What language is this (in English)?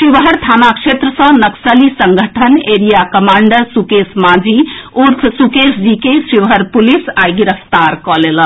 Maithili